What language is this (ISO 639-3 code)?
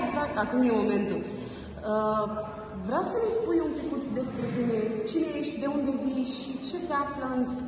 ron